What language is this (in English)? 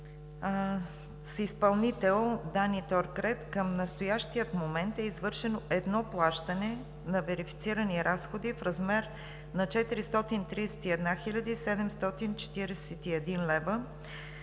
Bulgarian